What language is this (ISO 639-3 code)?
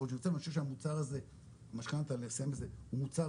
heb